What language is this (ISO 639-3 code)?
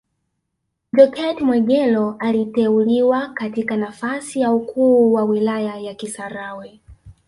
swa